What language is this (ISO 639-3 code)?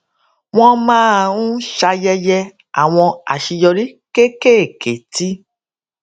yor